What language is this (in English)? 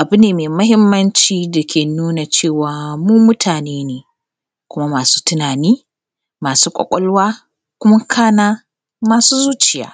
Hausa